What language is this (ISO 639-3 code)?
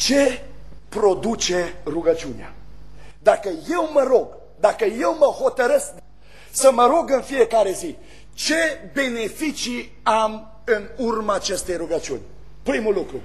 ron